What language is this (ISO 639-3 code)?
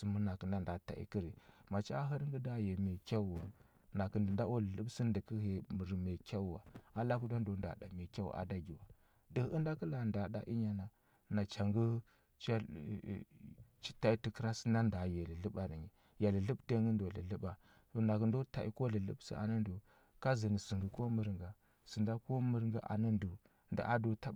hbb